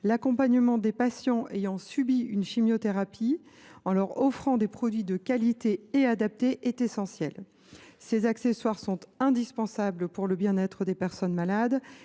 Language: French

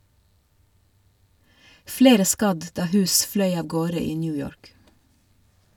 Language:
Norwegian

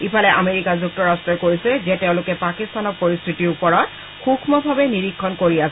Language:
Assamese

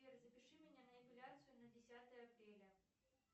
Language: Russian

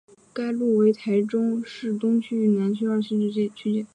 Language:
Chinese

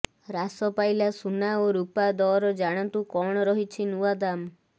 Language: Odia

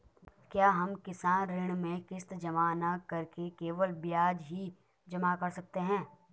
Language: Hindi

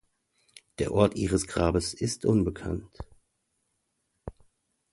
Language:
German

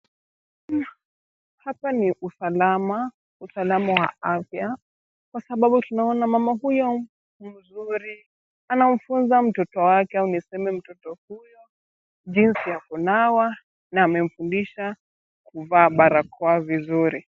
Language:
Swahili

